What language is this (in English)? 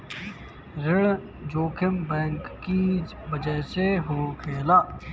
Bhojpuri